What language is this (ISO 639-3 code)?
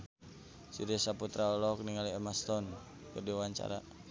sun